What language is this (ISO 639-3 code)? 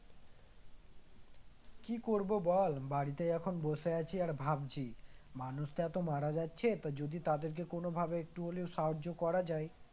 ben